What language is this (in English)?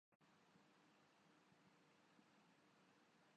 Urdu